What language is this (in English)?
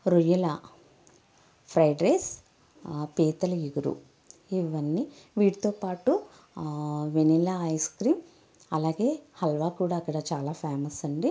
Telugu